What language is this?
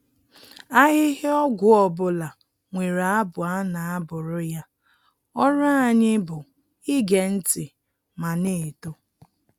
Igbo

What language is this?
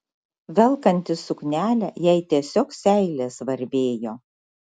Lithuanian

